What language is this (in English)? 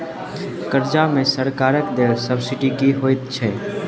Maithili